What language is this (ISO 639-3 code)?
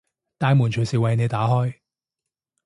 yue